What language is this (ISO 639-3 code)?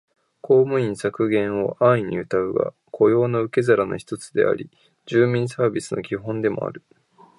jpn